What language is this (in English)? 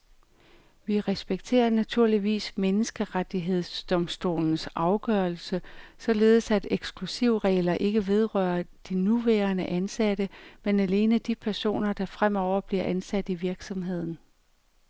Danish